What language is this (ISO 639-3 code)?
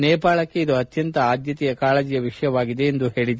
kan